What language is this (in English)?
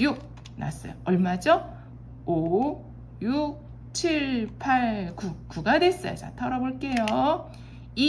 Korean